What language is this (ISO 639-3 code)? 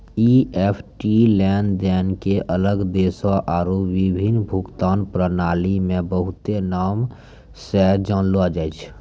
mai